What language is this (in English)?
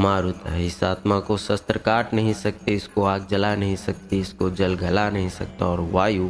Hindi